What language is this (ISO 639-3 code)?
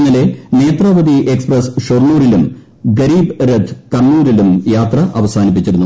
mal